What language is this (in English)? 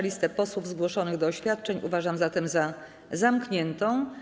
Polish